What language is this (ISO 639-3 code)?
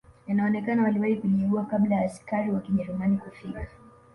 swa